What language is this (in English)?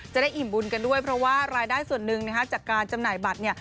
Thai